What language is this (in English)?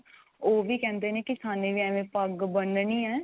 Punjabi